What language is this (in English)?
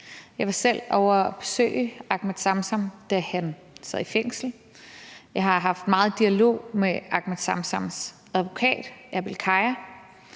Danish